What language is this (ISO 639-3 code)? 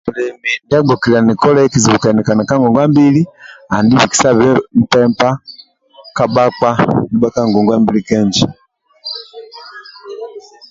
rwm